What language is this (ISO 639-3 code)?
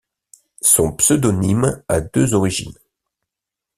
fra